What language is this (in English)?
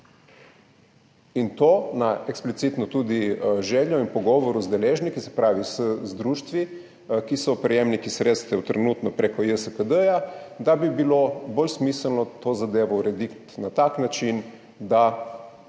Slovenian